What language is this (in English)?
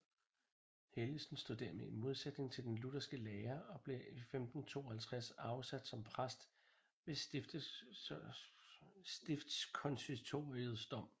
Danish